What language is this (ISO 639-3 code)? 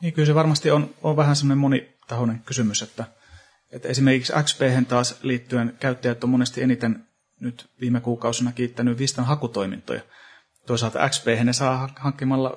fin